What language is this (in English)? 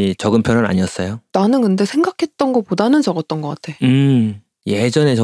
Korean